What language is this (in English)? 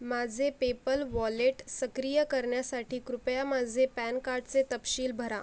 Marathi